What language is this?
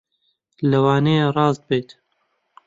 Central Kurdish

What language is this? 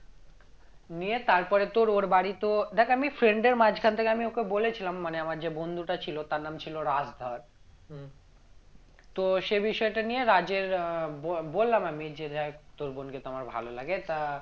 Bangla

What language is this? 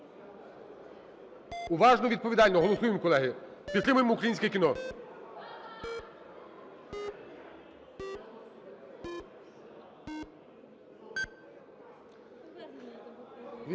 Ukrainian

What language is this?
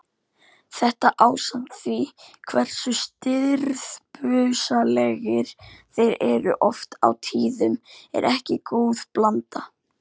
Icelandic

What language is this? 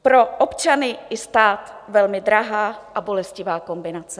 Czech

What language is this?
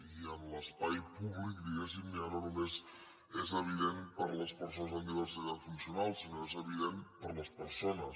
Catalan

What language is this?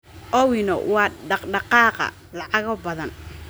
Somali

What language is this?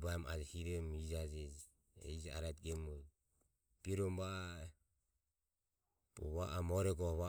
Ömie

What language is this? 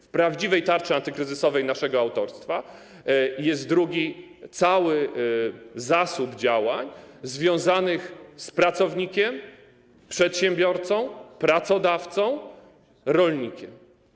Polish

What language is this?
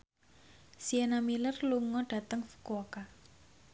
Javanese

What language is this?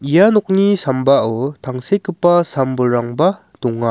Garo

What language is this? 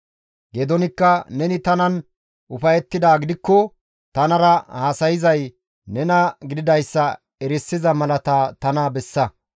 Gamo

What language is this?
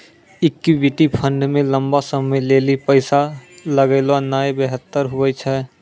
Maithili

